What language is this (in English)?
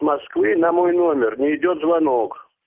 Russian